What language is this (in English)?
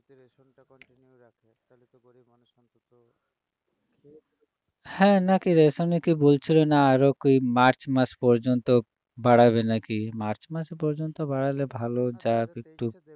Bangla